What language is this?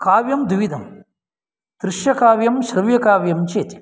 Sanskrit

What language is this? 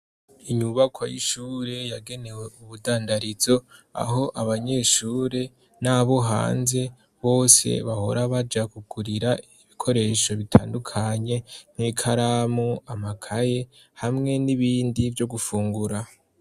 Rundi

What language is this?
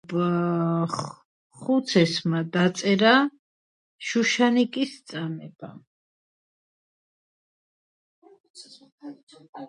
Georgian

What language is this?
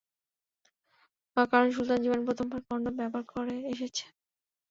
Bangla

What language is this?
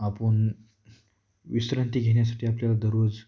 Marathi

